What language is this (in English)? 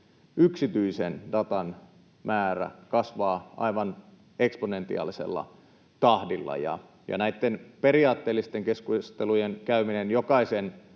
Finnish